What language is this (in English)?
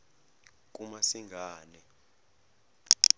Zulu